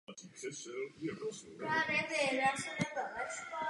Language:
Czech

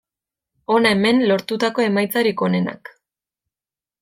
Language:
Basque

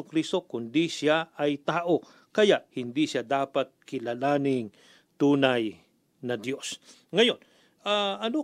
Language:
Filipino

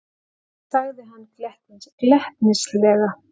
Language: Icelandic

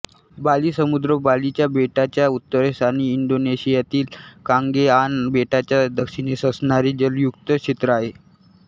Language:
Marathi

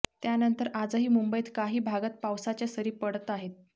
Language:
Marathi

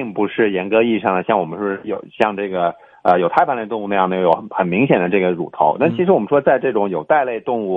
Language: Chinese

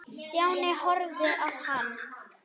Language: Icelandic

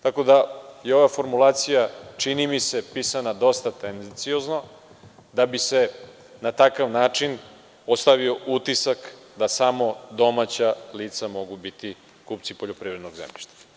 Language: Serbian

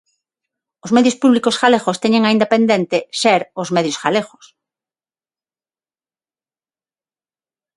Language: Galician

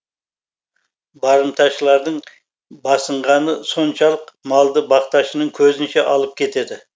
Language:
Kazakh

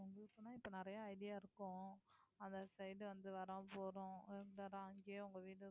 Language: Tamil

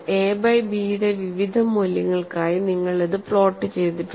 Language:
Malayalam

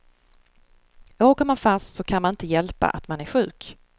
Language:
Swedish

